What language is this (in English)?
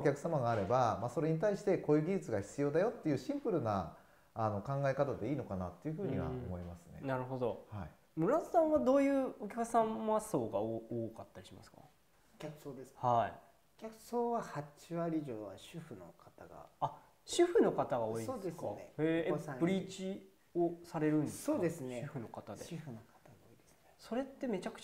Japanese